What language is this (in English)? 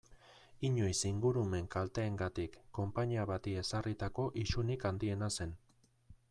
Basque